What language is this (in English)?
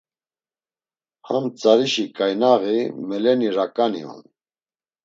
Laz